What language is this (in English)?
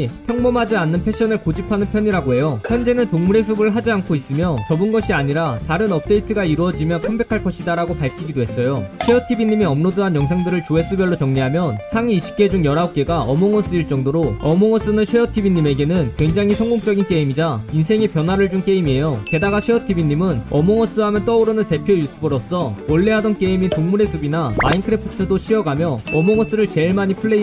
Korean